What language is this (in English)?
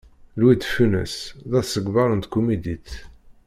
Kabyle